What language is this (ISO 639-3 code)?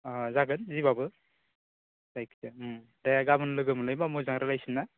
brx